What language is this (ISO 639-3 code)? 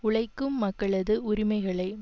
tam